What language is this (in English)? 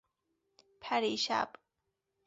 Persian